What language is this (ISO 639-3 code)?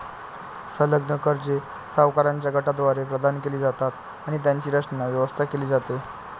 mar